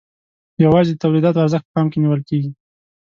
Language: Pashto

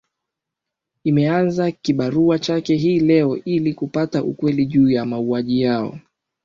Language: Swahili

